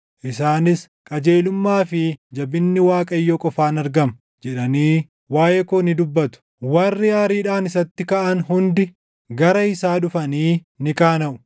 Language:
Oromo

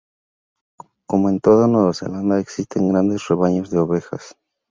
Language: Spanish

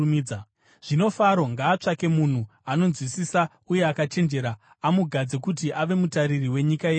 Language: Shona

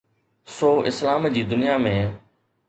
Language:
Sindhi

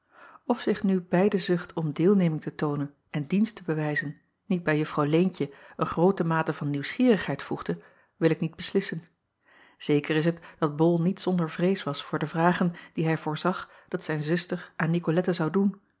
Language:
Dutch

